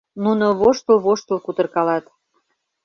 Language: Mari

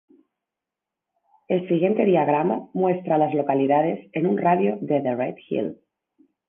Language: Spanish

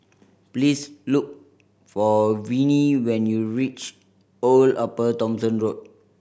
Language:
English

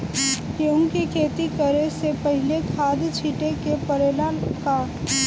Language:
Bhojpuri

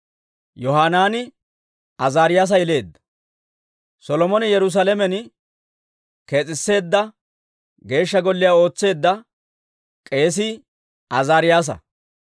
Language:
Dawro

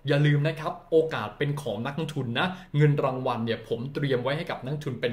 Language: Thai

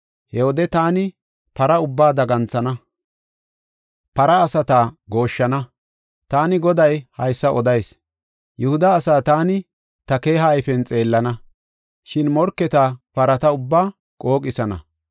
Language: Gofa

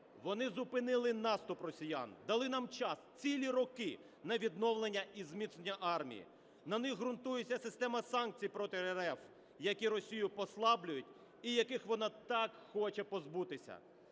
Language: Ukrainian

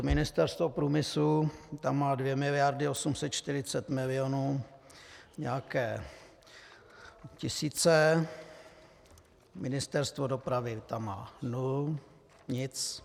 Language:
Czech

